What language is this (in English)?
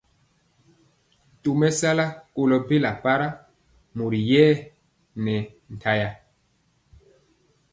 Mpiemo